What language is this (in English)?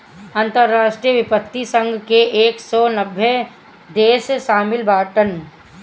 Bhojpuri